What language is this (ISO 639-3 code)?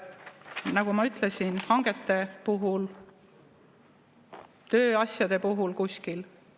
est